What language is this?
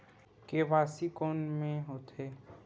Chhattisgarhi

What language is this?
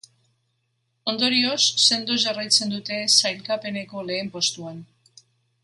Basque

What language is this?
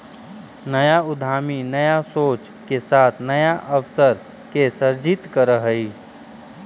Magahi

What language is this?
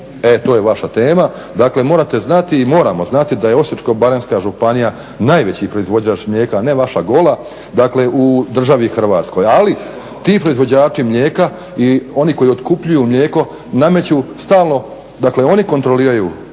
Croatian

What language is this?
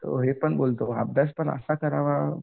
Marathi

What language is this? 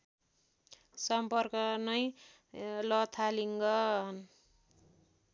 Nepali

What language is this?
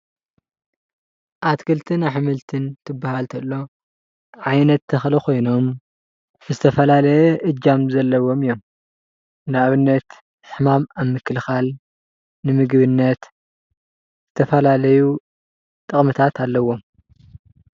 Tigrinya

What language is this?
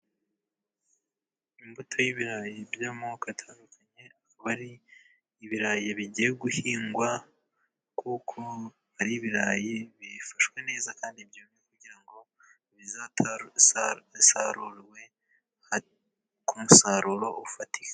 Kinyarwanda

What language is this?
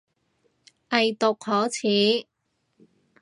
Cantonese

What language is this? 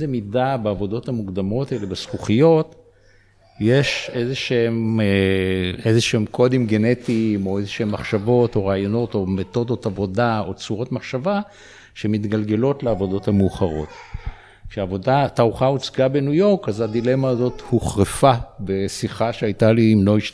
Hebrew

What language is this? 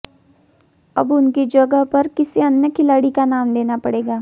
Hindi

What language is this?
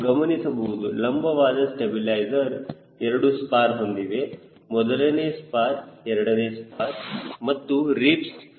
Kannada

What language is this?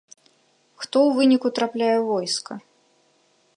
Belarusian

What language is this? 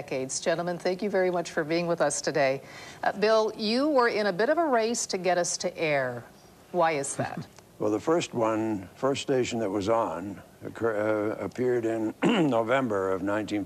English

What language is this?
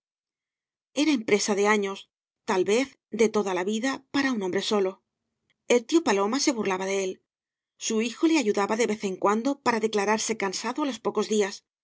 Spanish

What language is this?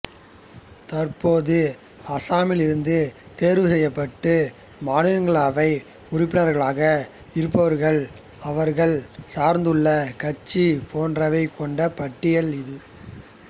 Tamil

